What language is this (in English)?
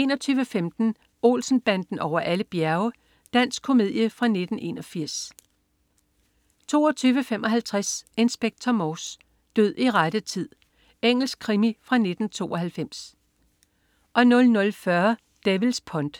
Danish